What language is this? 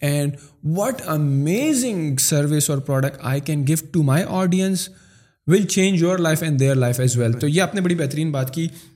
Urdu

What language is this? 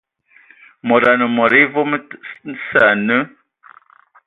Ewondo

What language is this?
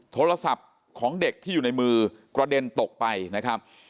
Thai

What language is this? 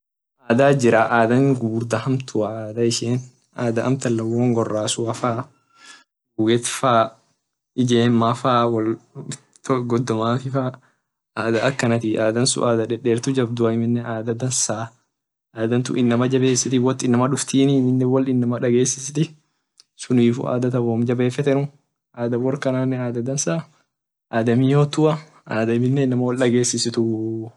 Orma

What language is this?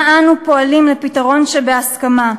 Hebrew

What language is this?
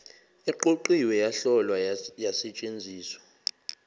Zulu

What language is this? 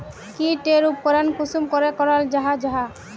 Magahi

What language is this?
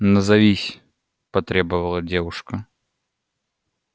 Russian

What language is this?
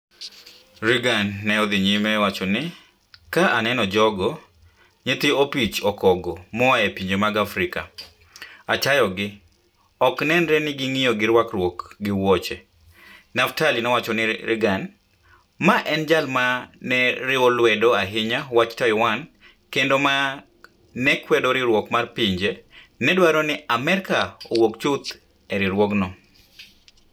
Luo (Kenya and Tanzania)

